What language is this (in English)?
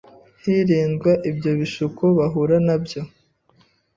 Kinyarwanda